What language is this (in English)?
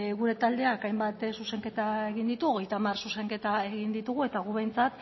Basque